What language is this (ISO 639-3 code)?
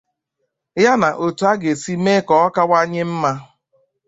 ibo